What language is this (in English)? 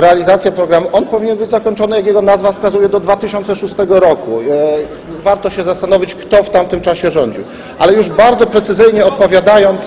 Polish